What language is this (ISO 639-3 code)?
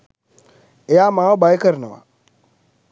sin